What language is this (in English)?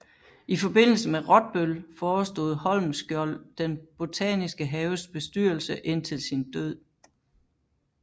Danish